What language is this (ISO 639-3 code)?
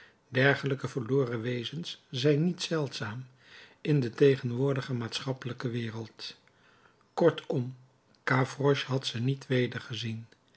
nld